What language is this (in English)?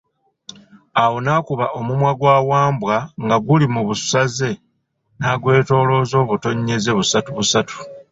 Ganda